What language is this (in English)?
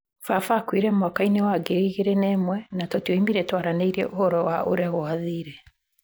Kikuyu